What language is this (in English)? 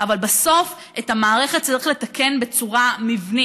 Hebrew